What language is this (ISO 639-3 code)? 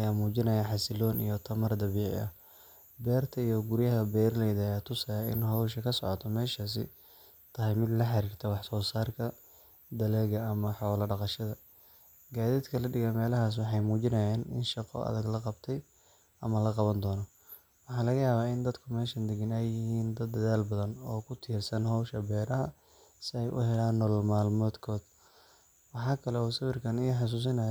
som